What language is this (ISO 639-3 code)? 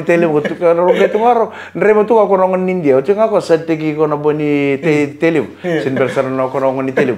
ind